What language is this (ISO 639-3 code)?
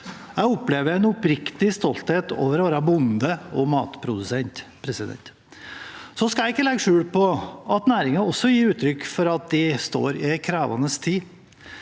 nor